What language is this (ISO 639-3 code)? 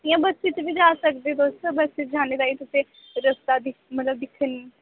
doi